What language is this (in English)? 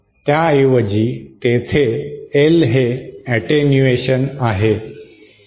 Marathi